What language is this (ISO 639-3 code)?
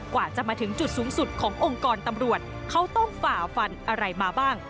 tha